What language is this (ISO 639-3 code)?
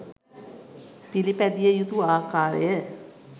sin